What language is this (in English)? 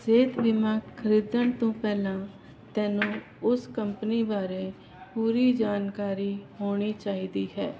Punjabi